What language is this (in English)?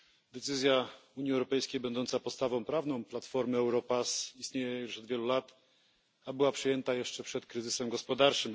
Polish